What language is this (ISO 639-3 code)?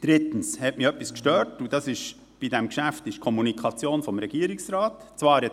gsw